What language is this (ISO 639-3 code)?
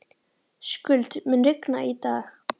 isl